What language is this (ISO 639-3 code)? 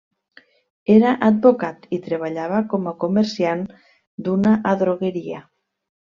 cat